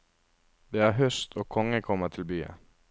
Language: Norwegian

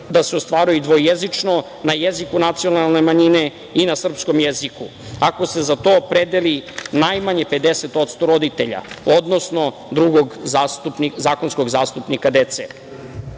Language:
Serbian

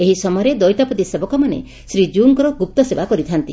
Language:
Odia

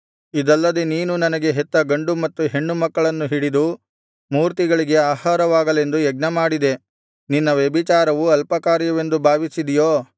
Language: Kannada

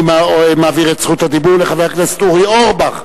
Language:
Hebrew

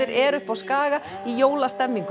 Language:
Icelandic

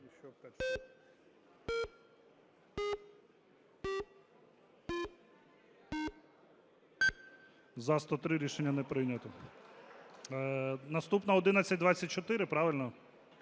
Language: Ukrainian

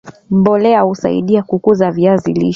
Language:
Swahili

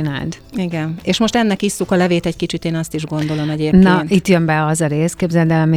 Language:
Hungarian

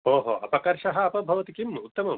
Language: Sanskrit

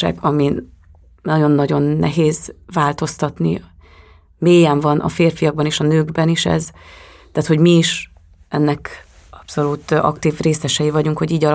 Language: Hungarian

